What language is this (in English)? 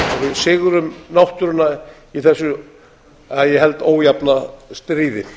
Icelandic